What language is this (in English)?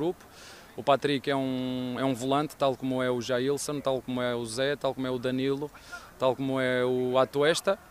Portuguese